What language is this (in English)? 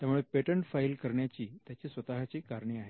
Marathi